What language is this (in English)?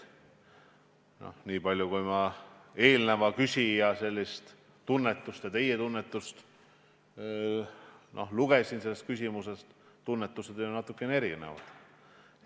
Estonian